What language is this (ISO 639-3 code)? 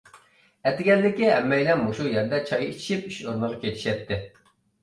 uig